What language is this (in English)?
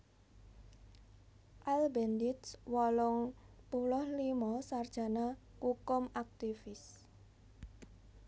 Javanese